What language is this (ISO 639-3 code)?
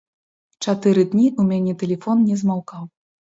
bel